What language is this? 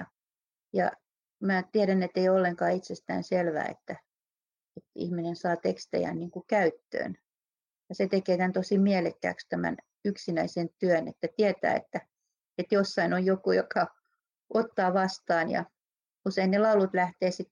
Finnish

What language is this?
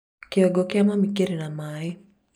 Kikuyu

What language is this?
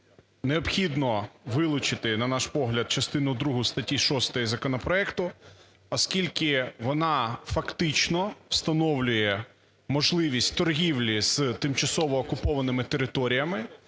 Ukrainian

